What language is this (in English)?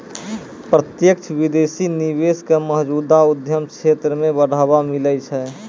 Maithili